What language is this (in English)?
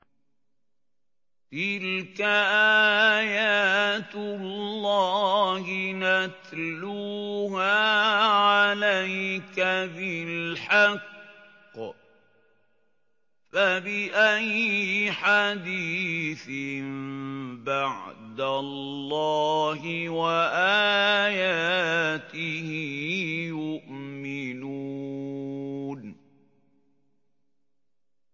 Arabic